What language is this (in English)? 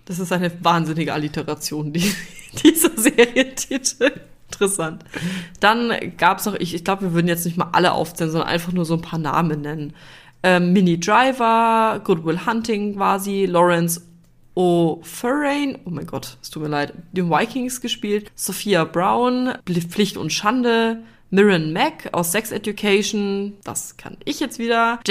German